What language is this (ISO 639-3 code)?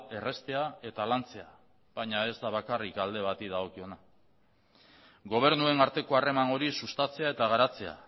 eus